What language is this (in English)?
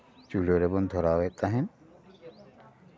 Santali